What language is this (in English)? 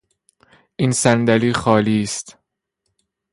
Persian